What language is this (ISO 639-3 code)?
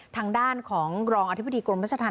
tha